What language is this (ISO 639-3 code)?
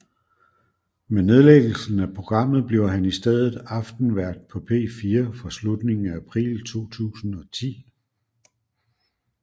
dan